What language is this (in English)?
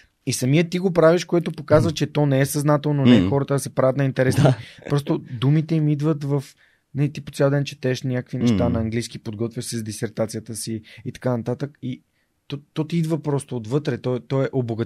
Bulgarian